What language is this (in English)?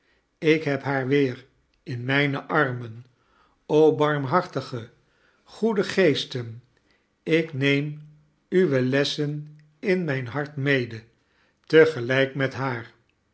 Dutch